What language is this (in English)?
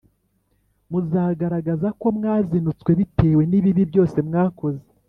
Kinyarwanda